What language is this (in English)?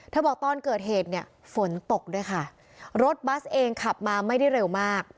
Thai